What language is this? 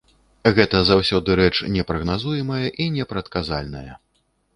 Belarusian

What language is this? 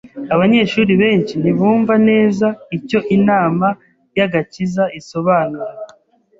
Kinyarwanda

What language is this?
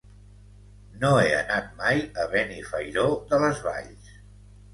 Catalan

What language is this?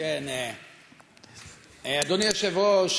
Hebrew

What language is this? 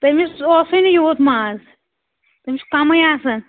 Kashmiri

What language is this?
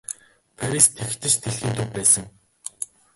Mongolian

